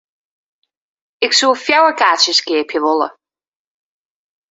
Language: Western Frisian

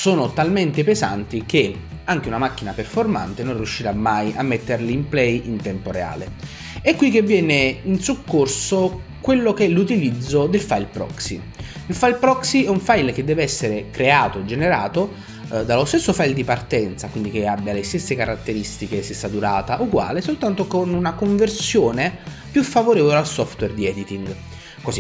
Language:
Italian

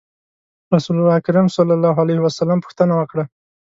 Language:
Pashto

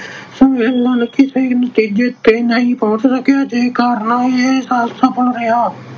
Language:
Punjabi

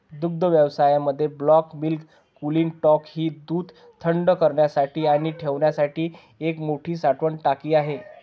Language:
Marathi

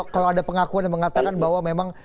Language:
Indonesian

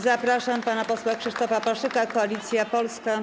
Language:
Polish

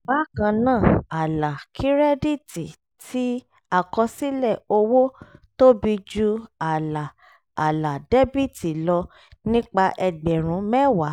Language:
Yoruba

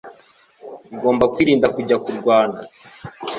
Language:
Kinyarwanda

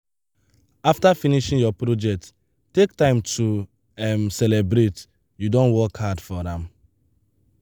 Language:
Nigerian Pidgin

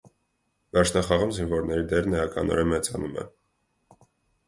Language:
Armenian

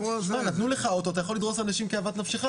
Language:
Hebrew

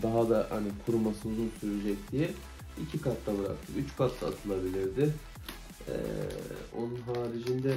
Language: Turkish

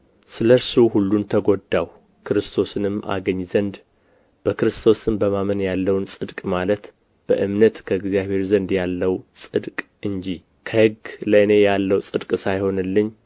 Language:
Amharic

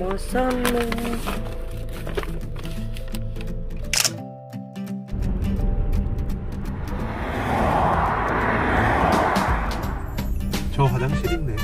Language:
Korean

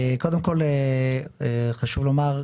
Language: Hebrew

